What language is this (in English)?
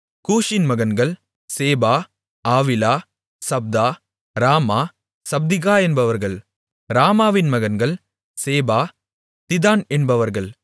Tamil